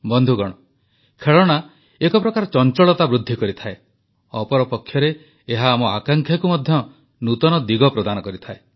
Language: Odia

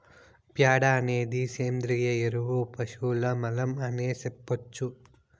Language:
Telugu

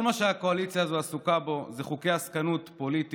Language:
Hebrew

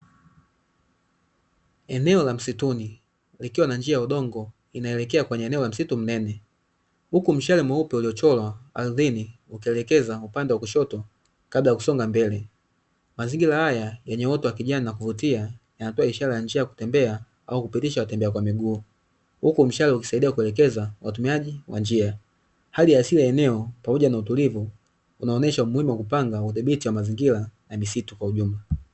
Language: Swahili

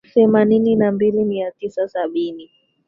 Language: Swahili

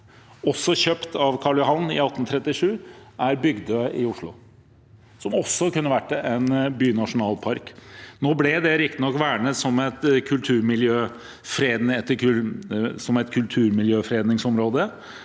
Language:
Norwegian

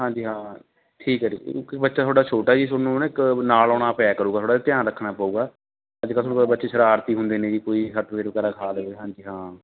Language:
Punjabi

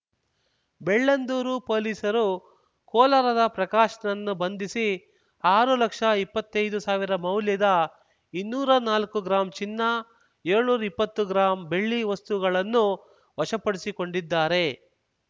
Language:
Kannada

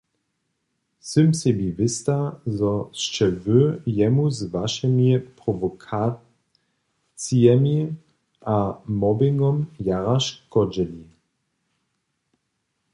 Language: Upper Sorbian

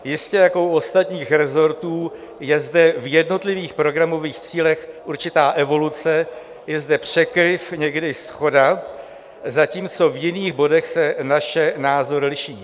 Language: Czech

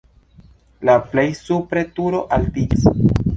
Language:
Esperanto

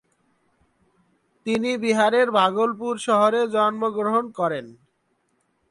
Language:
Bangla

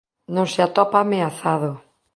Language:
Galician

